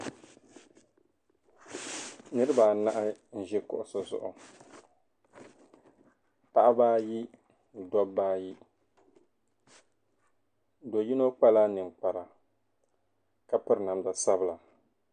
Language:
Dagbani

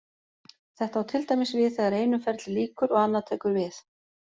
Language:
Icelandic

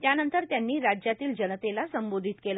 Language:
Marathi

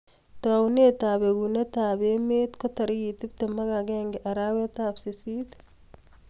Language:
Kalenjin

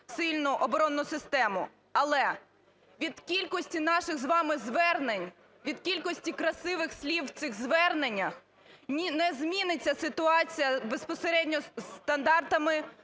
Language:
Ukrainian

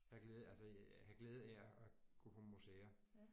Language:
Danish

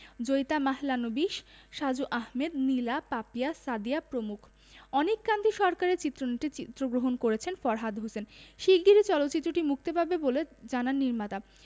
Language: Bangla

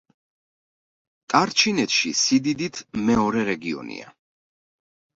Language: Georgian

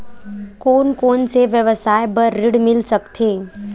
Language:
Chhattisgarhi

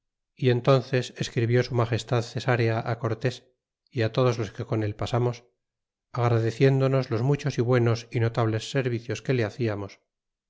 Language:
Spanish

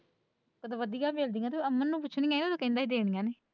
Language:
Punjabi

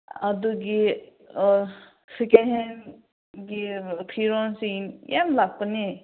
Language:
Manipuri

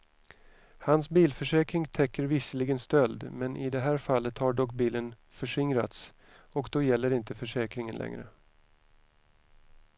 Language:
Swedish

